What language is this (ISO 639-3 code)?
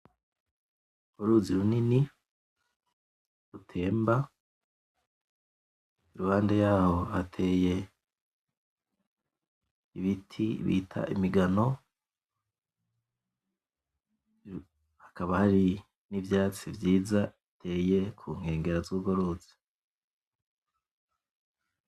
run